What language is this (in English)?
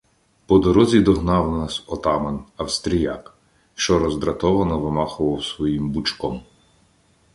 Ukrainian